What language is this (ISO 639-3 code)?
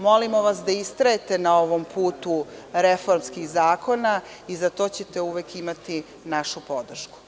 srp